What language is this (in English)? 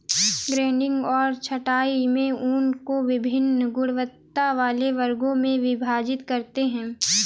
Hindi